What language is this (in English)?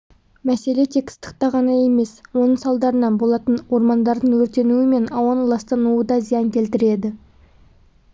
Kazakh